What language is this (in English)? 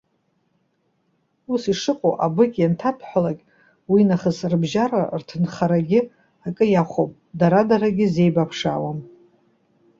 Abkhazian